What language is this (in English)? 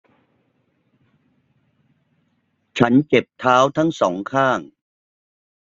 Thai